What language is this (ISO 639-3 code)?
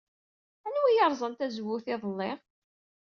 kab